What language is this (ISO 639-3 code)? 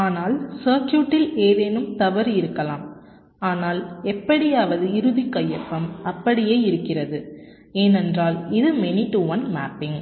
tam